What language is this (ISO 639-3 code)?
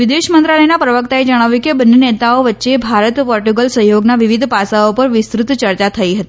guj